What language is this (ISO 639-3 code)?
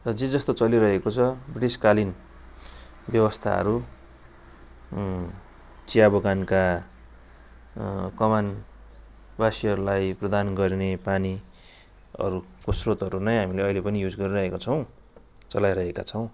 nep